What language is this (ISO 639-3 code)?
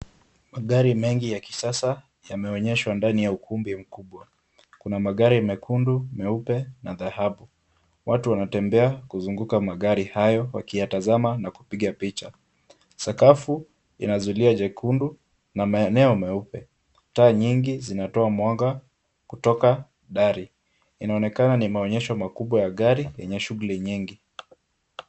swa